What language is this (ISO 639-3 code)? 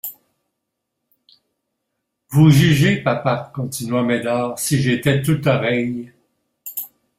fra